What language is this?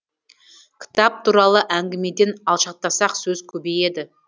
Kazakh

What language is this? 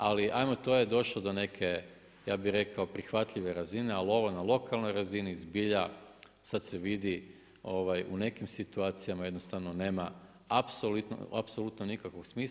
Croatian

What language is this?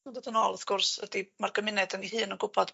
Welsh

